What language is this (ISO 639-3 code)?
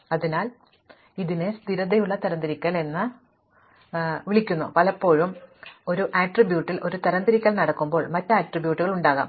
mal